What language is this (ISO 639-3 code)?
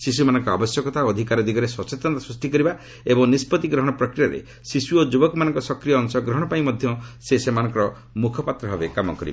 ori